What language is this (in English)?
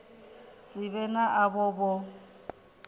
Venda